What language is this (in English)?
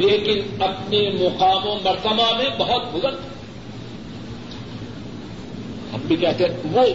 Urdu